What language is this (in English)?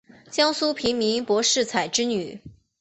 Chinese